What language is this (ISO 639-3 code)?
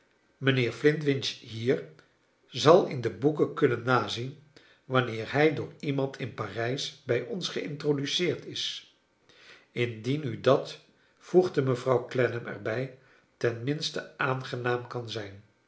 nld